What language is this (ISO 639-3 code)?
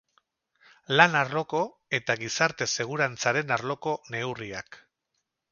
eus